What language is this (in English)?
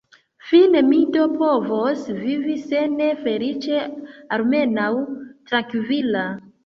Esperanto